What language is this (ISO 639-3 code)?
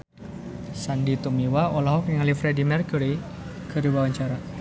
sun